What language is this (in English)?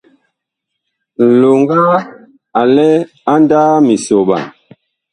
Bakoko